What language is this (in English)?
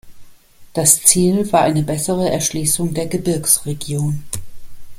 German